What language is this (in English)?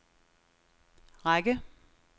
Danish